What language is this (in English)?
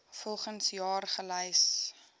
Afrikaans